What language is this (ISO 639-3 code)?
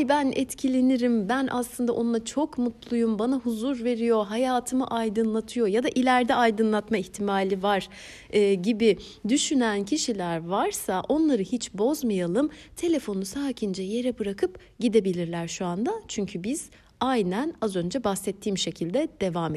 tur